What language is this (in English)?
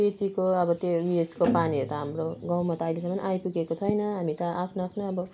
Nepali